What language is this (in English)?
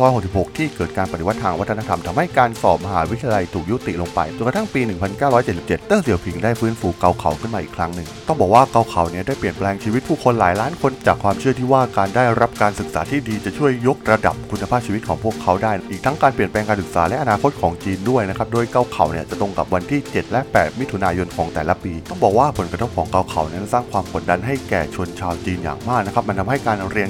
Thai